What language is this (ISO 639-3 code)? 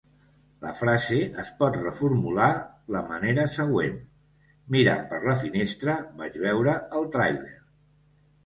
cat